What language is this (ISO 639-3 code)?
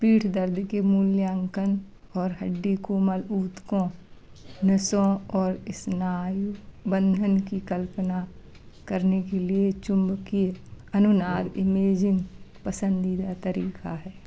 hin